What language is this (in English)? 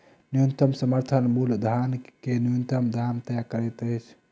Maithili